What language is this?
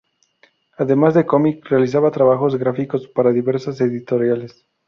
Spanish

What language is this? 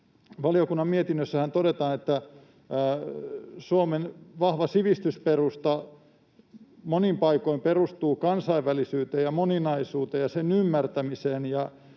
Finnish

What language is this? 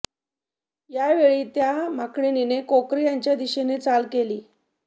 Marathi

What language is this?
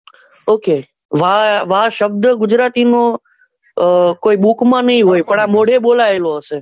Gujarati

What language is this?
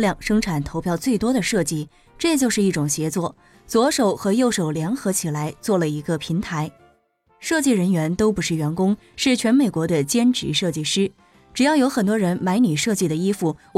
Chinese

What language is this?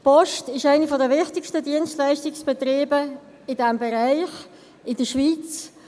Swiss German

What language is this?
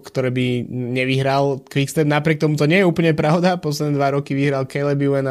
Slovak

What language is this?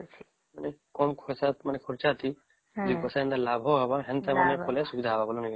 Odia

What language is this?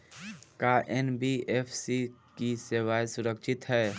Bhojpuri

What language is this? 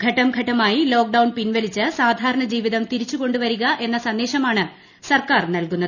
Malayalam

